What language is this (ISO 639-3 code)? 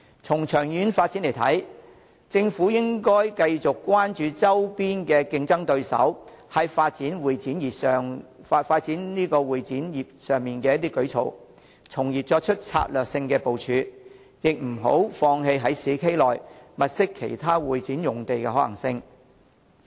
yue